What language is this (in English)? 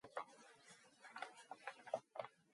Mongolian